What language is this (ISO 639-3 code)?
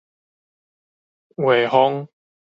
nan